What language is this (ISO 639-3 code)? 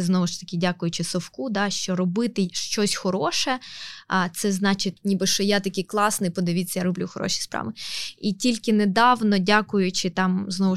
ukr